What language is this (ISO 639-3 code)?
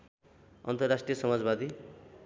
nep